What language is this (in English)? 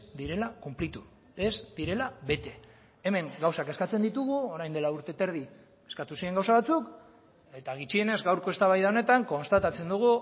Basque